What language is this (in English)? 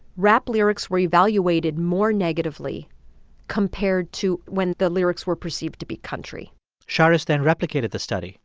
English